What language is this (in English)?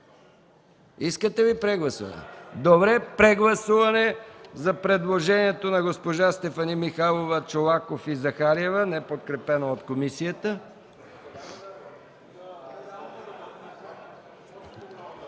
Bulgarian